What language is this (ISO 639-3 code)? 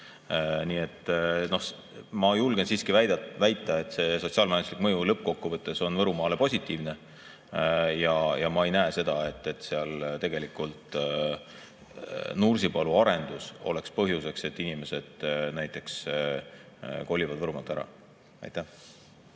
est